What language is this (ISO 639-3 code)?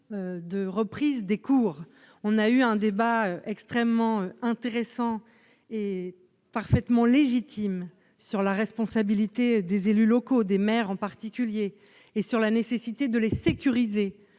fra